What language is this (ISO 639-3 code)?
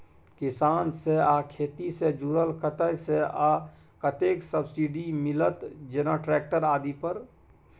mai